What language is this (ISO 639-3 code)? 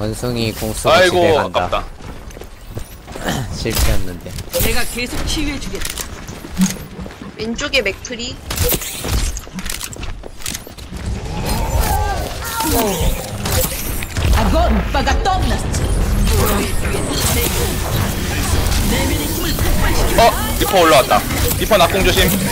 kor